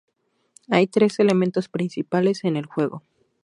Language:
Spanish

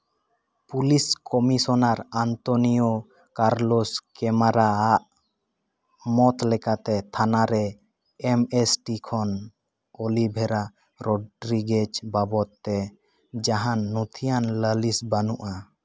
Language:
Santali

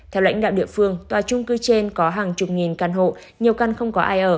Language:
Vietnamese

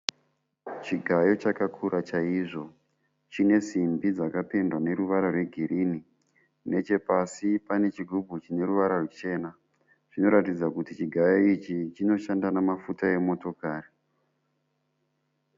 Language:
Shona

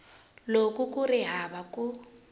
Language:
Tsonga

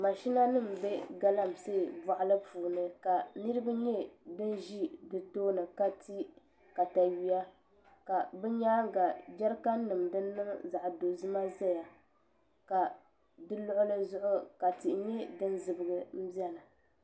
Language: Dagbani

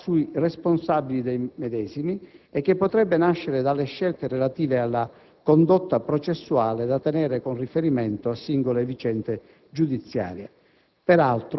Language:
Italian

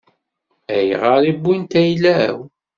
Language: Kabyle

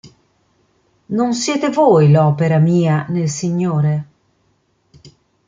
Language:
Italian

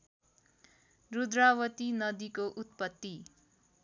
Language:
Nepali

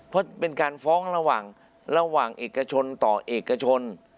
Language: Thai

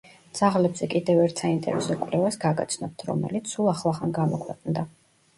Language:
Georgian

